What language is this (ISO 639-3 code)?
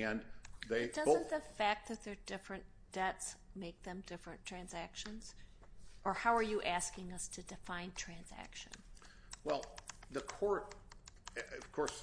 eng